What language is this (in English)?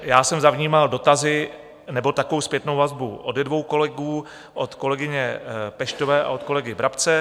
Czech